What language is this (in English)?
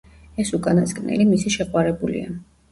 Georgian